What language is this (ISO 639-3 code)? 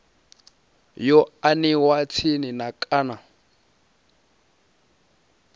ven